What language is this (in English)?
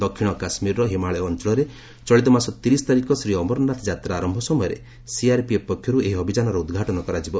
Odia